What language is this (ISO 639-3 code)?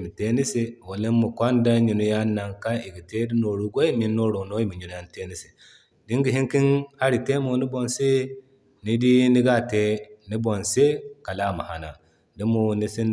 dje